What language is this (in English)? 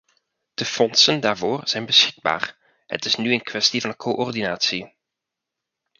Dutch